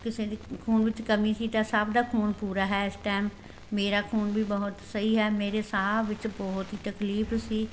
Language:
Punjabi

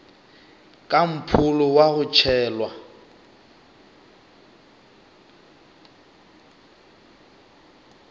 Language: Northern Sotho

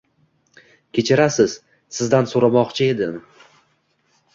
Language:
Uzbek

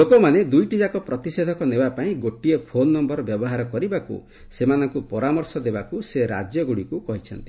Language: Odia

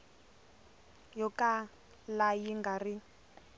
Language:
Tsonga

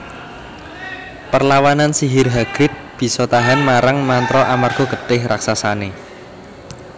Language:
Javanese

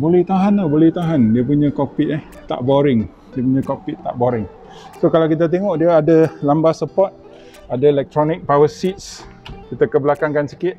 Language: Malay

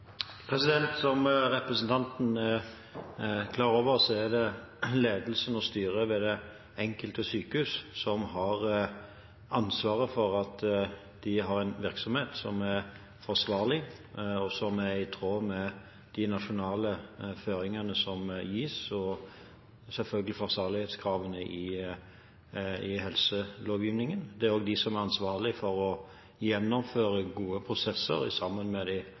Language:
Norwegian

